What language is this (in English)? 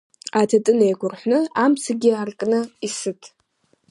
Abkhazian